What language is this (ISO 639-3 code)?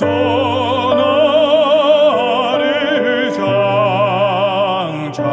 kor